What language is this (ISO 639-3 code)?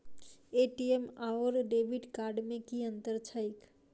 mai